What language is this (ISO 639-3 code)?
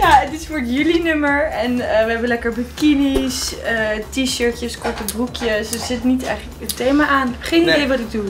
nld